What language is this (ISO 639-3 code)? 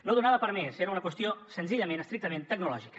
cat